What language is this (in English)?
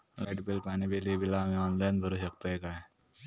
Marathi